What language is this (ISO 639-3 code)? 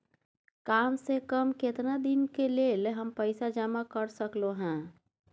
mai